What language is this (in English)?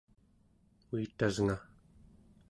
Central Yupik